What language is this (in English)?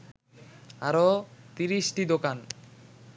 Bangla